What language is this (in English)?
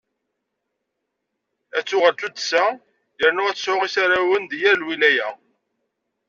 Kabyle